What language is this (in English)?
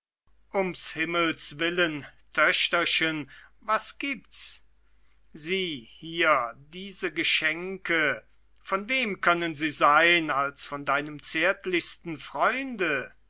German